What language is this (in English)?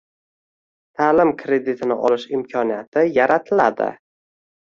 Uzbek